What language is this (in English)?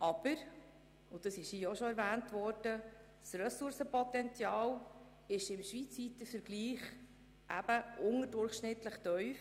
Swiss German